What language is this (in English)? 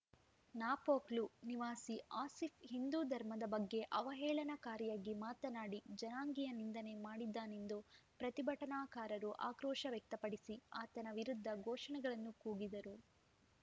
Kannada